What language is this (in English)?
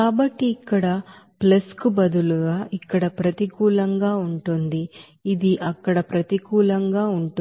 Telugu